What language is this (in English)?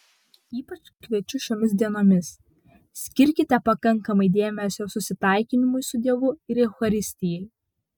Lithuanian